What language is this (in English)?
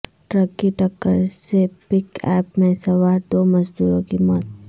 Urdu